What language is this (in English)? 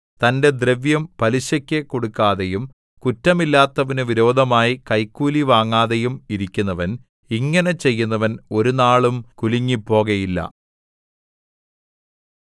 Malayalam